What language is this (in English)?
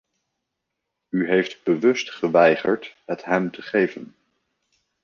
Dutch